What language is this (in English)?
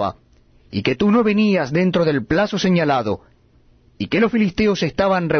Spanish